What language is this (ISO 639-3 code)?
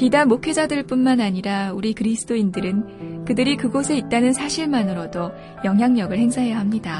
kor